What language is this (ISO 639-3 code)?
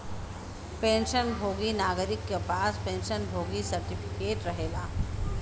bho